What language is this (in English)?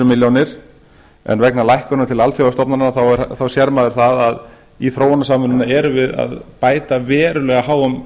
Icelandic